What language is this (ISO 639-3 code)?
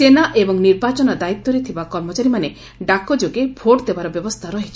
ori